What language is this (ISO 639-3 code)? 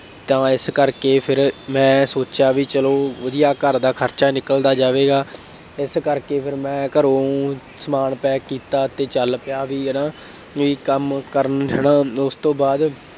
pan